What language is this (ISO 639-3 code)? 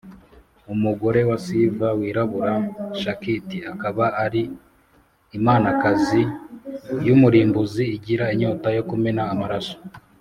kin